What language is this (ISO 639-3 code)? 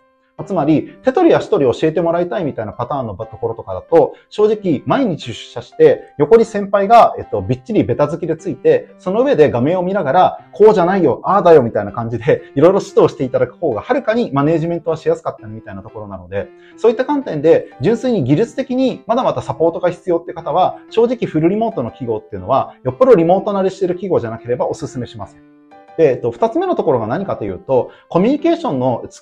jpn